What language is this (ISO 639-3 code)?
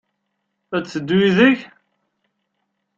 kab